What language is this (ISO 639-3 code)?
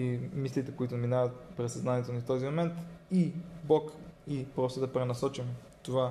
bul